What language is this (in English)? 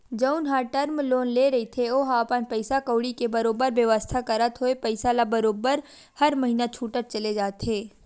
Chhattisgarhi